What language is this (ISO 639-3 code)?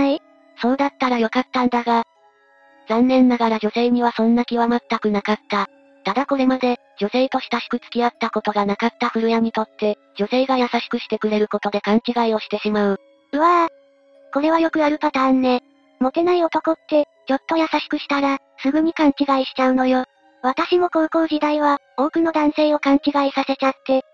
jpn